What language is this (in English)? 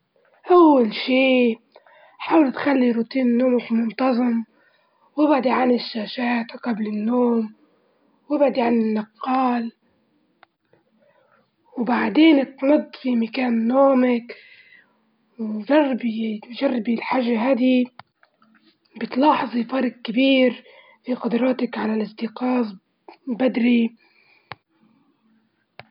Libyan Arabic